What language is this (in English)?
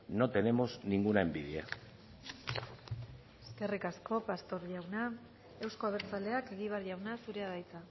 Basque